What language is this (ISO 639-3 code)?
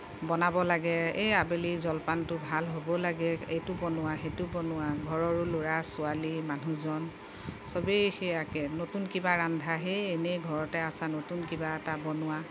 asm